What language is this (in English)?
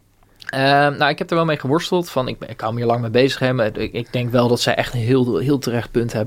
Dutch